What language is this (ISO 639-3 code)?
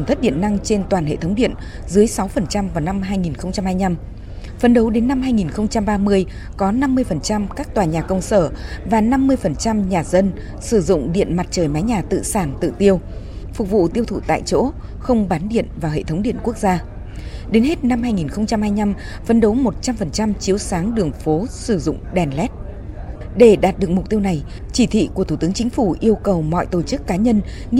vie